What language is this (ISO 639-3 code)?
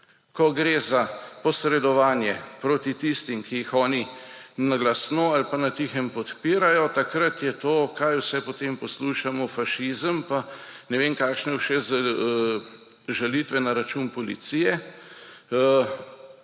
slv